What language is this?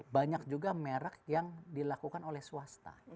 Indonesian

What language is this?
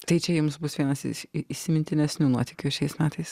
Lithuanian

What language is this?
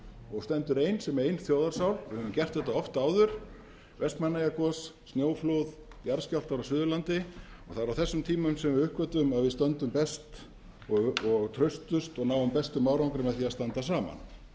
Icelandic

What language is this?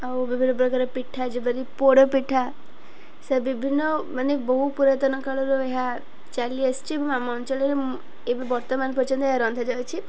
Odia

